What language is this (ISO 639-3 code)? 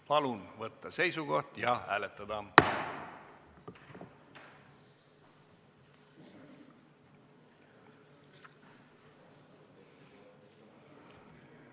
est